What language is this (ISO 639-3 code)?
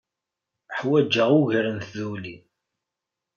kab